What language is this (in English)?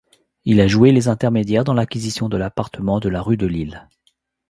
French